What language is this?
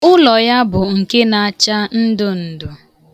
Igbo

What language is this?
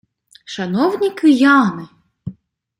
Ukrainian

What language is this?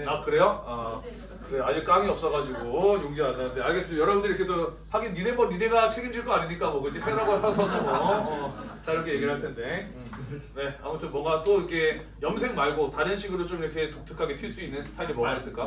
Korean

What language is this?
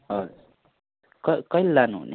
Nepali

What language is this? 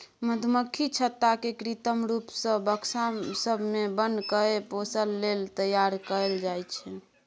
Maithili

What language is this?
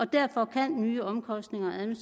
Danish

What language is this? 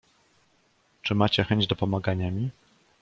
Polish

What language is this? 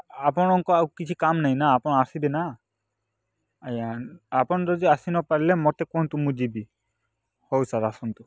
Odia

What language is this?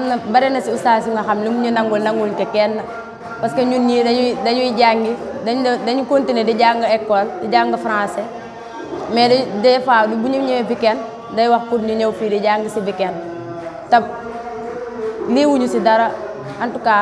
Indonesian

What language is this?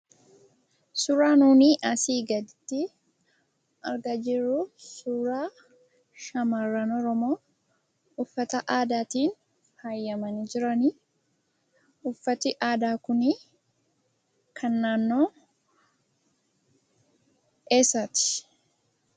Oromo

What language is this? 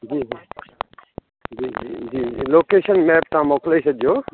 Sindhi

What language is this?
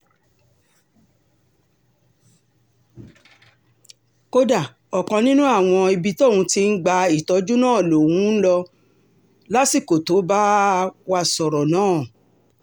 Yoruba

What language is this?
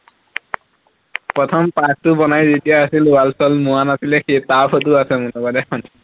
Assamese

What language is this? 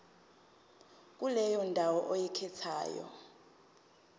Zulu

